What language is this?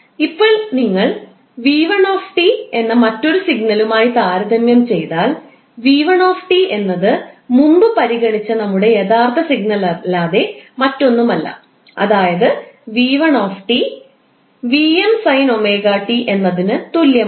Malayalam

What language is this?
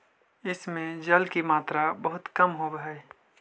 Magahi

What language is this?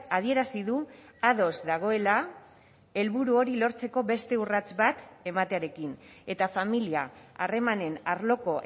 Basque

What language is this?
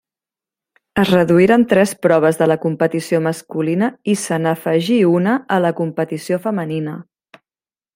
Catalan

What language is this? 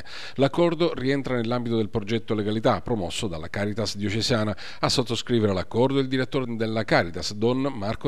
Italian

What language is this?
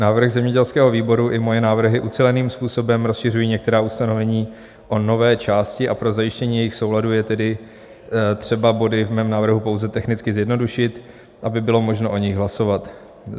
Czech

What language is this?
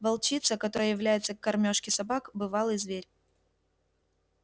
Russian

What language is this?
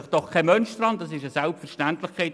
Swiss German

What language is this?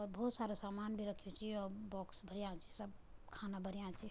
Garhwali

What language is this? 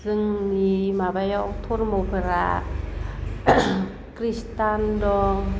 Bodo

